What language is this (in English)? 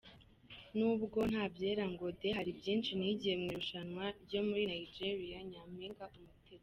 Kinyarwanda